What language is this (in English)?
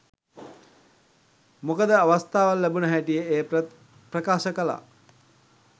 Sinhala